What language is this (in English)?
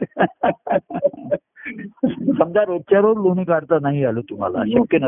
Marathi